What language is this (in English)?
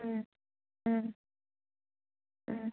Manipuri